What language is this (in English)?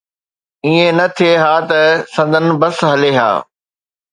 Sindhi